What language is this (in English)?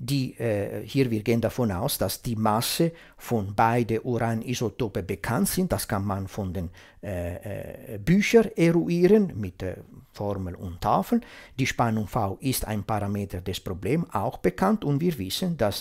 German